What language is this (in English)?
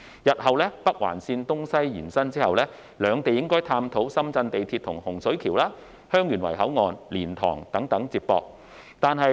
Cantonese